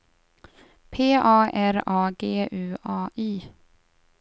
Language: Swedish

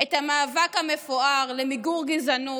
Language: Hebrew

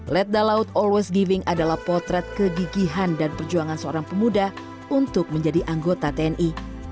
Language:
Indonesian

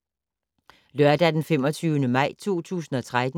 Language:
Danish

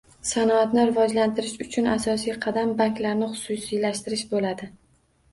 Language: Uzbek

